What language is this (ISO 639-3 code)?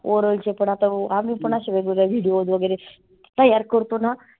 mar